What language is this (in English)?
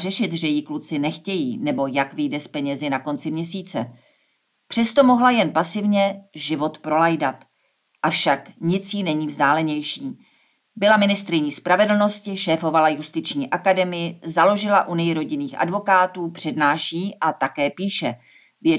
Czech